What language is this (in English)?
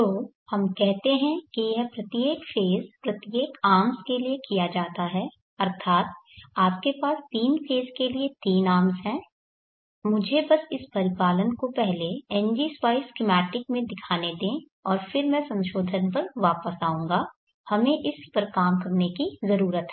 Hindi